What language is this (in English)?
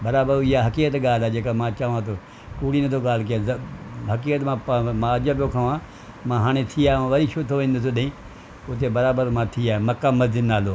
Sindhi